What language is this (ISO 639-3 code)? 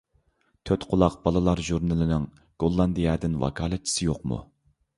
uig